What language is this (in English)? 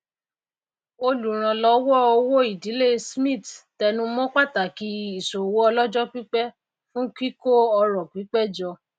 Yoruba